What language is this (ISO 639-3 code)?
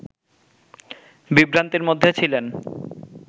ben